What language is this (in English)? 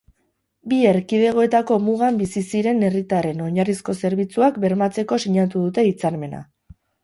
Basque